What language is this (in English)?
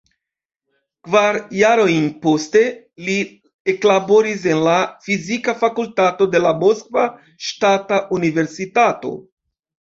Esperanto